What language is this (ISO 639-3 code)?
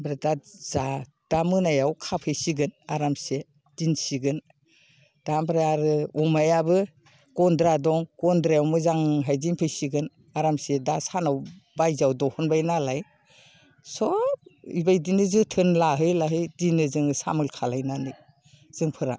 brx